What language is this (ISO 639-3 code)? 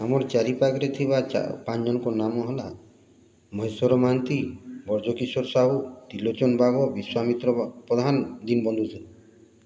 ori